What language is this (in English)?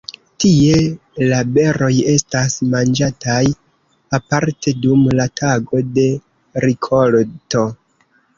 Esperanto